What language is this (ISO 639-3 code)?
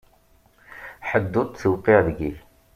kab